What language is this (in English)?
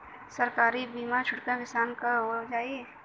Bhojpuri